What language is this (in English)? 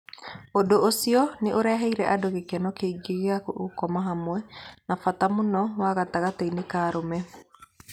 Kikuyu